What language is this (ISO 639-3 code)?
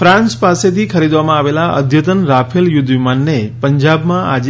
guj